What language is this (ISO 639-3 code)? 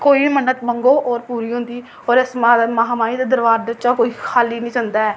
doi